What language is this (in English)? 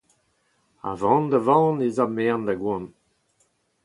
Breton